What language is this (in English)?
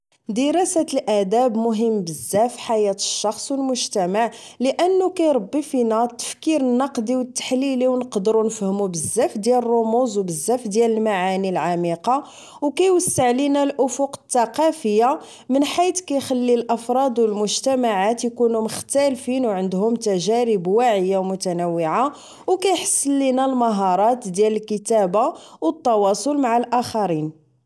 Moroccan Arabic